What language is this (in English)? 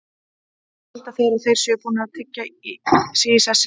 Icelandic